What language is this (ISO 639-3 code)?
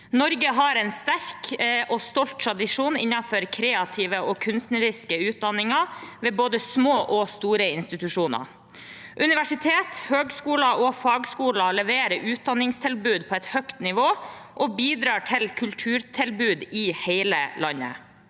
nor